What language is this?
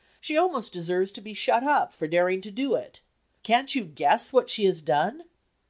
English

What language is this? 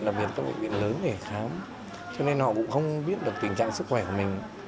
Vietnamese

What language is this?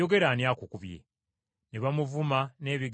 Ganda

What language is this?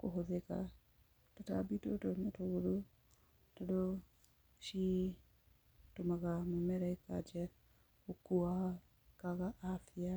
Kikuyu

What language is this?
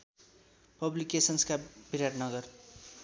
Nepali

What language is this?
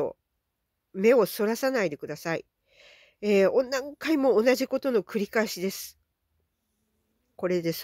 Japanese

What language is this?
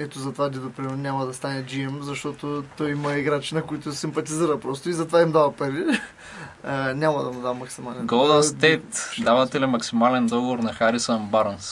Bulgarian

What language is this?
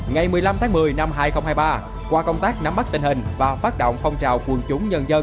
Vietnamese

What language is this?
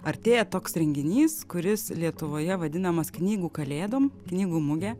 Lithuanian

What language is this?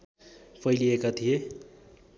Nepali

